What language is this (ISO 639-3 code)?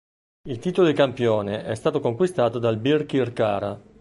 ita